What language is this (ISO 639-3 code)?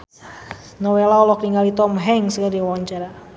sun